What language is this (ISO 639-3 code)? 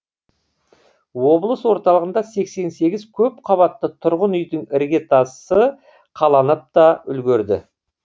kaz